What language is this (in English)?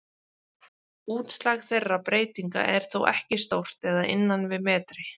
Icelandic